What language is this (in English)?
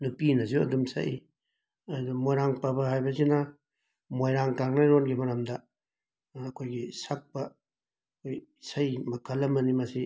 Manipuri